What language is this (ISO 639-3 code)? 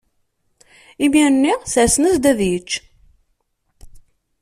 kab